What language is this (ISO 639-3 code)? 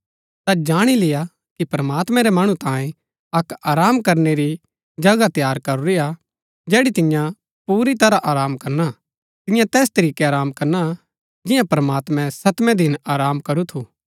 gbk